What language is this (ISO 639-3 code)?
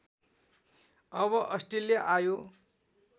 nep